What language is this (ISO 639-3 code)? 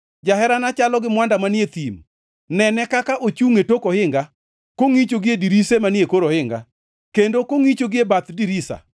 luo